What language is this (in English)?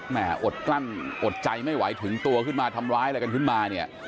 Thai